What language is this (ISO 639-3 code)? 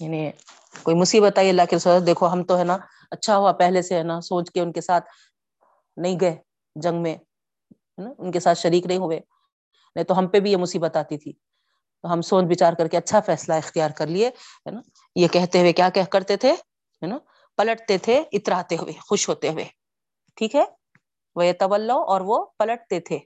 urd